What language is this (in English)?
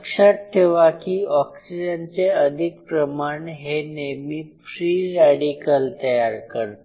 Marathi